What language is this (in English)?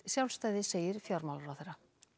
Icelandic